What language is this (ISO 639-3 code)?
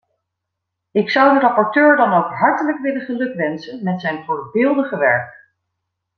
nld